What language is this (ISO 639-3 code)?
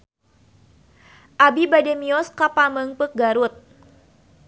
sun